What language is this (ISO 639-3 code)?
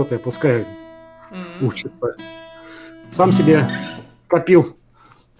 rus